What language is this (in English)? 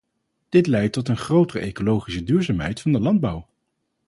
Dutch